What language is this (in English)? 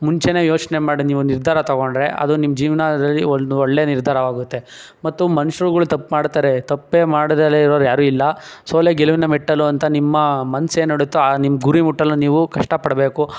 Kannada